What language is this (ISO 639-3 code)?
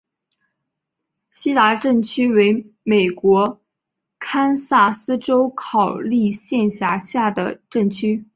zho